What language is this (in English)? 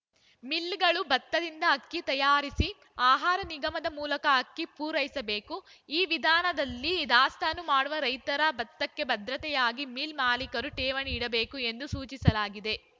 Kannada